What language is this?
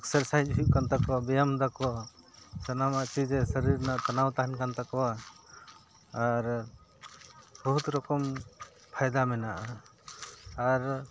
Santali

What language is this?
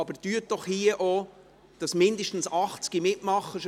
Swiss German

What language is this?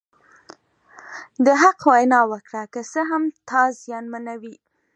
Pashto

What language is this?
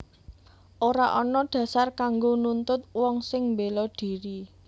Javanese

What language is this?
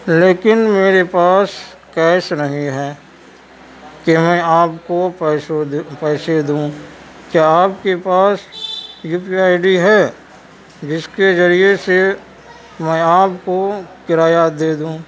Urdu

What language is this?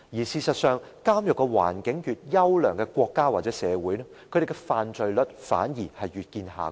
Cantonese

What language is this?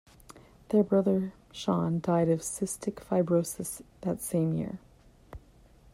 English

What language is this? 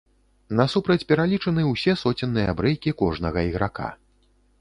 Belarusian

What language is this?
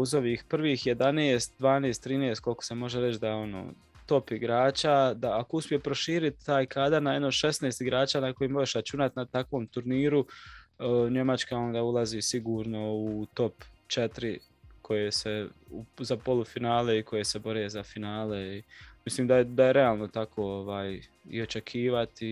Croatian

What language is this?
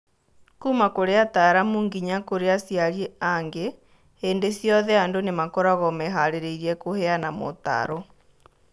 Kikuyu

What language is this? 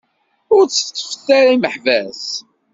Kabyle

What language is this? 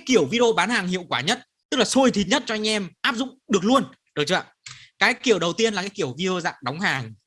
Vietnamese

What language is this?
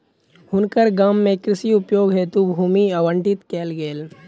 Maithili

